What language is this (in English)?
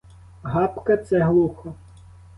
Ukrainian